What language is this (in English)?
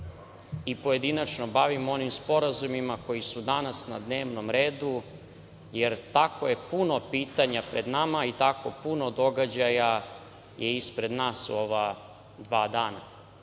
Serbian